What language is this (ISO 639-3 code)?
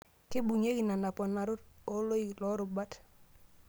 mas